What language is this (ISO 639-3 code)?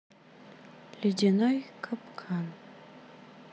rus